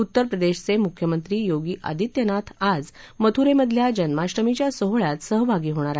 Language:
Marathi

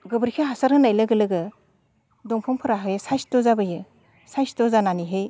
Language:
Bodo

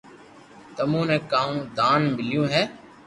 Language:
Loarki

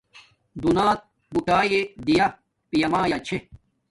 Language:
Domaaki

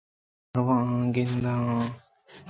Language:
Eastern Balochi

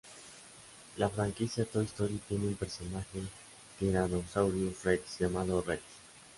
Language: Spanish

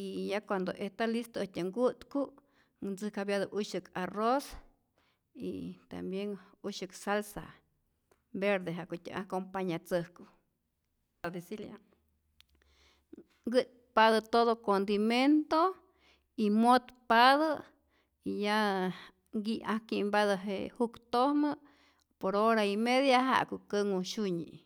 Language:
Rayón Zoque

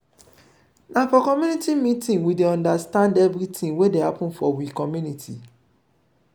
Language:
Nigerian Pidgin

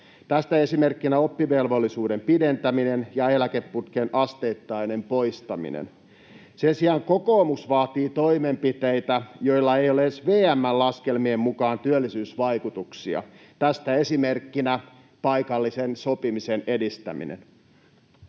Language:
Finnish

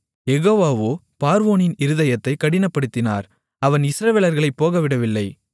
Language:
Tamil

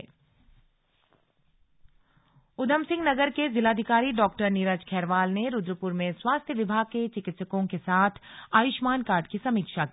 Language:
Hindi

